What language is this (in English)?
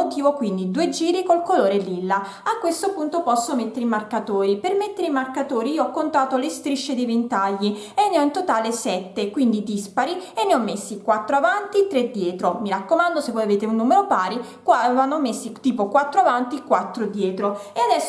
Italian